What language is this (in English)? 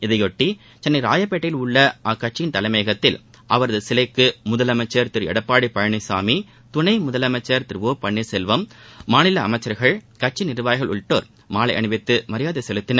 Tamil